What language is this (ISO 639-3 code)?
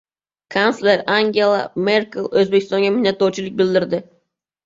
uzb